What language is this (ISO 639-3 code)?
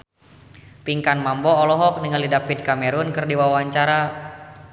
sun